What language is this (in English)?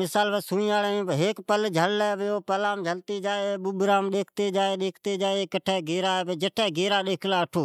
Od